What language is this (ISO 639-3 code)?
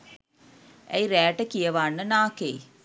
sin